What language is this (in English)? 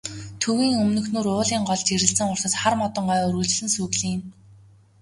Mongolian